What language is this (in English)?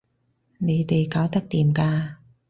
Cantonese